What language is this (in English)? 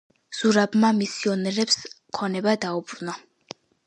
Georgian